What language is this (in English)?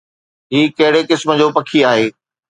Sindhi